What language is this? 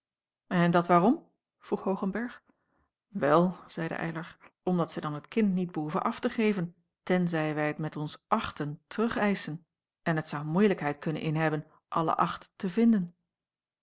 Dutch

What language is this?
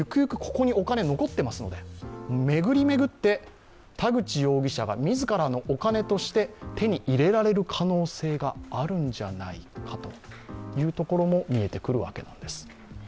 Japanese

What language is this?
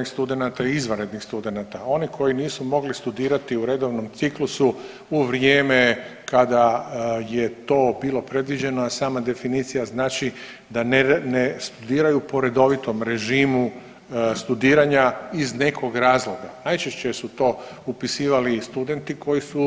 Croatian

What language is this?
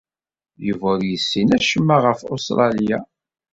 Kabyle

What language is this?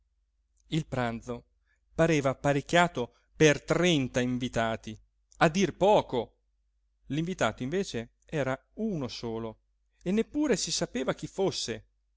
Italian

